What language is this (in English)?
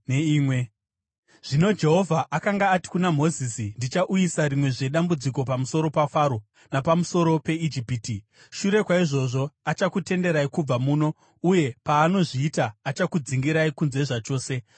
Shona